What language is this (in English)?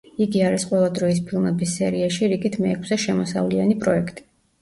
Georgian